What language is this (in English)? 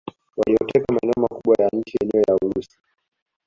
Swahili